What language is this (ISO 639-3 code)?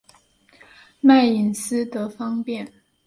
zho